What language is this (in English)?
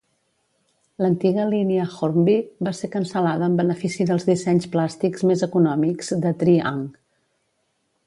Catalan